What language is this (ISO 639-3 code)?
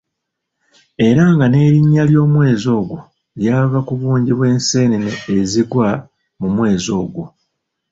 lug